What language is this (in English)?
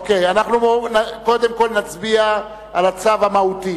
Hebrew